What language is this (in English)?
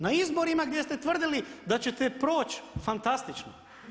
Croatian